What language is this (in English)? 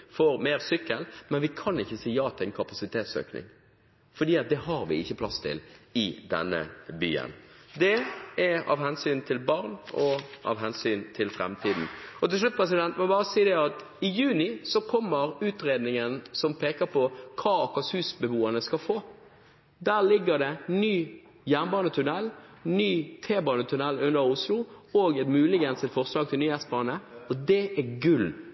Norwegian Bokmål